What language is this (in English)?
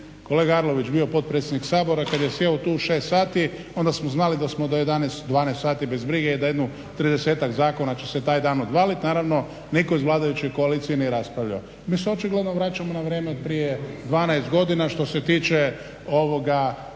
Croatian